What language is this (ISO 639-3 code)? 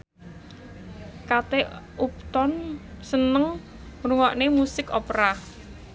jav